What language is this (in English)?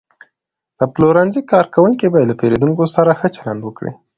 Pashto